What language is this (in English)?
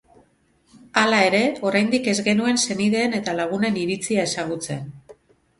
Basque